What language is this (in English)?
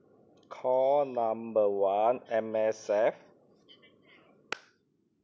English